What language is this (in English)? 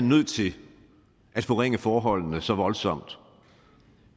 Danish